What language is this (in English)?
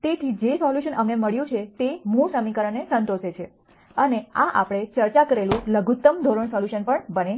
Gujarati